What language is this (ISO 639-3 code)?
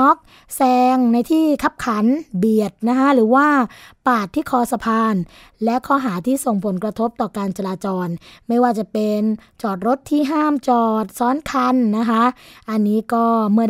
tha